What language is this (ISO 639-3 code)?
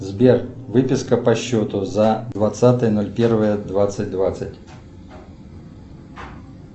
rus